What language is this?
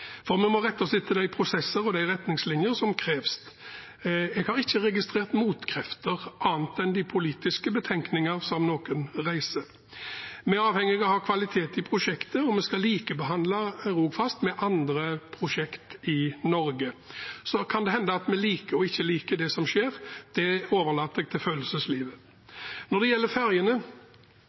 Norwegian Bokmål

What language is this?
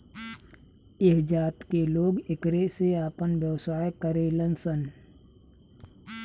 Bhojpuri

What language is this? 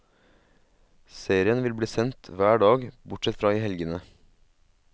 Norwegian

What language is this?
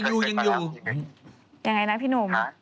Thai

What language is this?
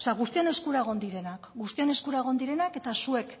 Basque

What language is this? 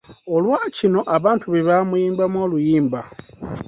Ganda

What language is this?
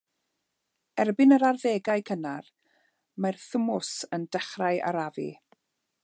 Welsh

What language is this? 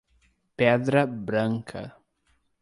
Portuguese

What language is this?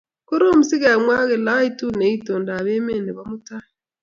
Kalenjin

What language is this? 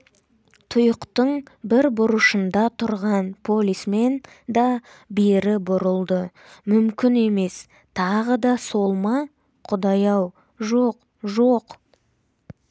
Kazakh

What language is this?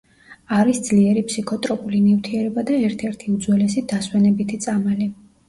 Georgian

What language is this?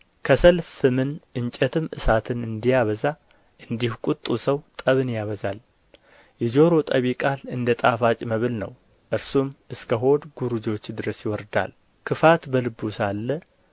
Amharic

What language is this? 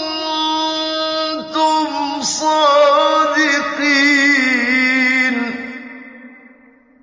Arabic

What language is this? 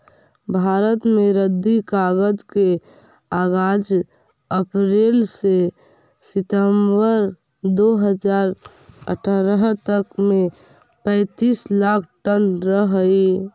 Magahi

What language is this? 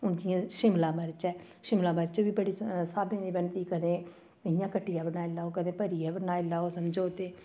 Dogri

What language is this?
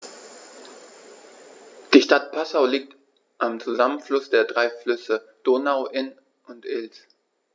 German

